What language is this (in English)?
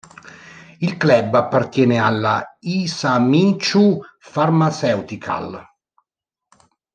Italian